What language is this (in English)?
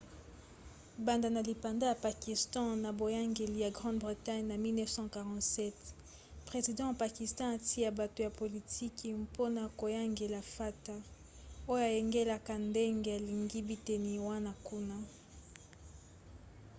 Lingala